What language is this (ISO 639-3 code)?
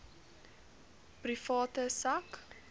afr